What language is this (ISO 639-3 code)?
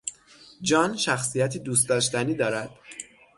fas